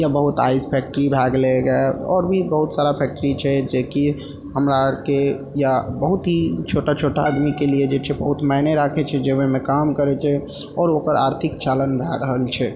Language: Maithili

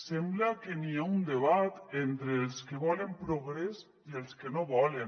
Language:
Catalan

